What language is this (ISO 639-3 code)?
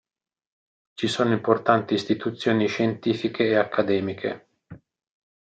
ita